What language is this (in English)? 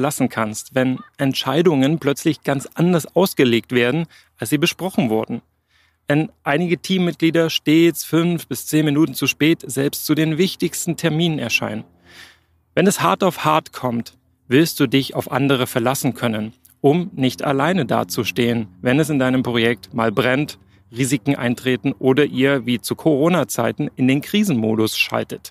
German